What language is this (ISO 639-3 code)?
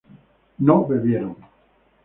spa